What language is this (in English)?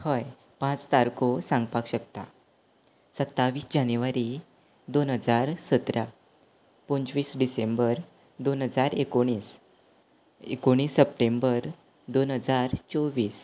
Konkani